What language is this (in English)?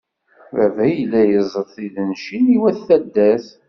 Kabyle